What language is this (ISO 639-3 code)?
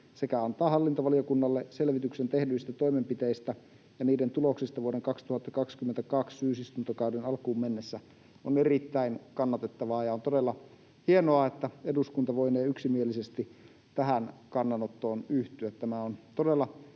fin